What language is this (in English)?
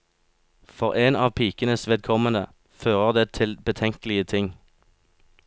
Norwegian